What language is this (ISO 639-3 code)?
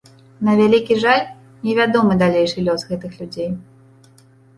bel